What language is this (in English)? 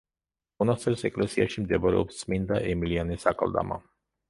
Georgian